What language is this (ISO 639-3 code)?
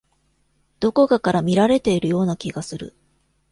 jpn